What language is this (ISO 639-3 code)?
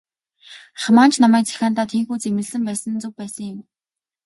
mon